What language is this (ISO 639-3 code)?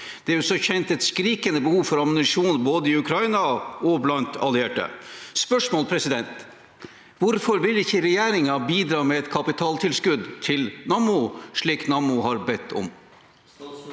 nor